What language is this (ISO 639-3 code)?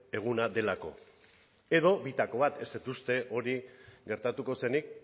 eus